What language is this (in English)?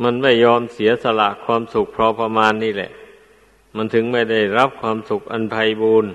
Thai